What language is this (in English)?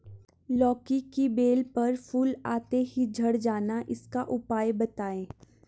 Hindi